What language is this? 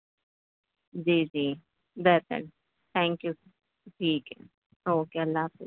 Urdu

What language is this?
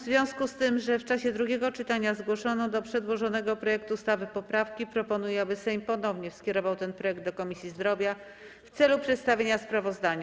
Polish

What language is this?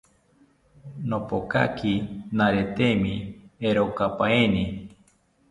South Ucayali Ashéninka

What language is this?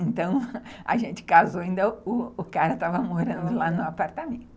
Portuguese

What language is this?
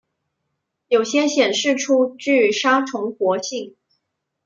Chinese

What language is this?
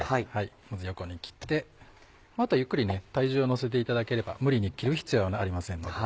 Japanese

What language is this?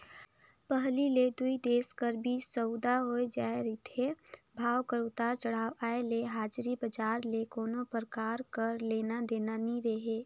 Chhattisgarhi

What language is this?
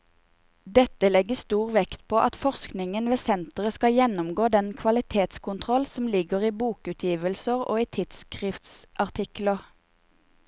Norwegian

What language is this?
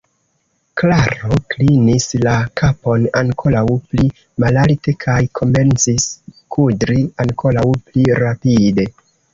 Esperanto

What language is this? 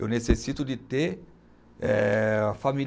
Portuguese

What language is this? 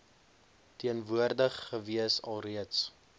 Afrikaans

